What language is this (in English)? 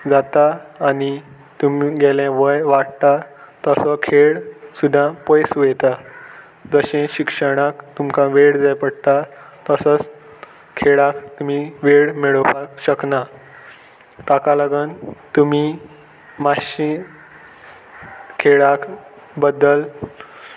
Konkani